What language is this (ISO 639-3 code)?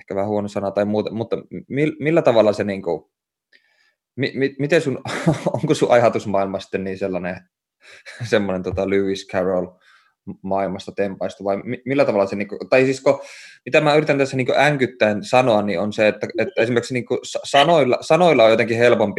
fin